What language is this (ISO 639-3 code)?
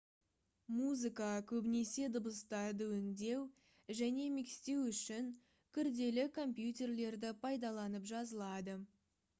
kaz